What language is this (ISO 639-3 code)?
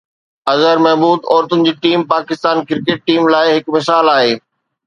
snd